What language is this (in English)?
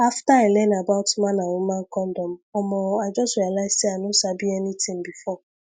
Nigerian Pidgin